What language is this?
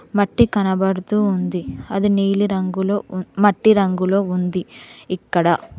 Telugu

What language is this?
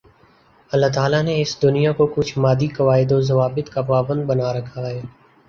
Urdu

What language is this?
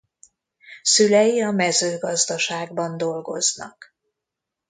Hungarian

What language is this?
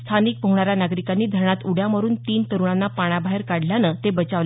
Marathi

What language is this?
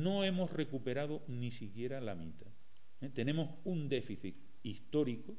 Spanish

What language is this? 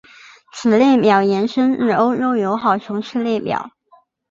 Chinese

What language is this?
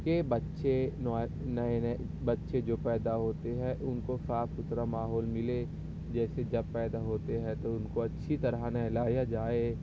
Urdu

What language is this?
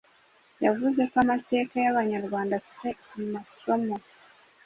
Kinyarwanda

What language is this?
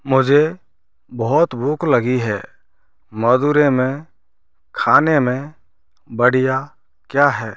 Hindi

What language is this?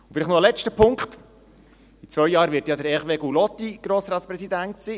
Swiss German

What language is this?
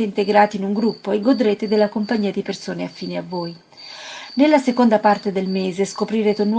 Italian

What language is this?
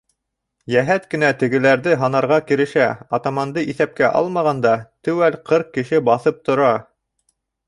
Bashkir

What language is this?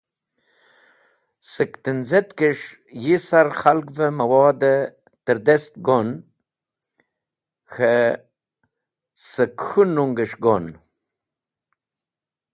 Wakhi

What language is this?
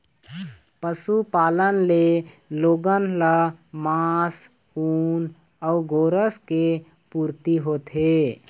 Chhattisgarhi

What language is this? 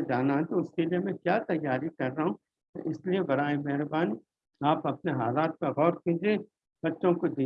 Urdu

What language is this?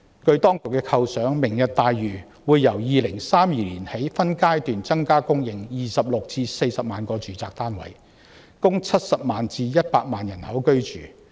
Cantonese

